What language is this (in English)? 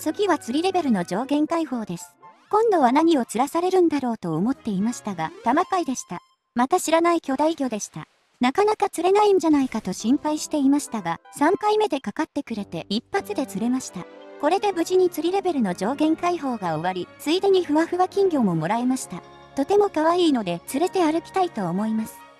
Japanese